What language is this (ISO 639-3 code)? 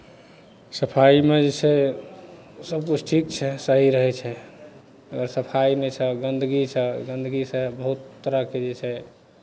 mai